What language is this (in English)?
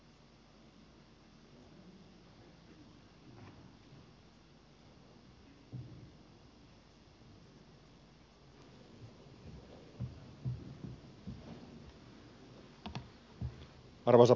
Finnish